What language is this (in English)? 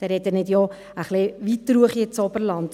Swiss German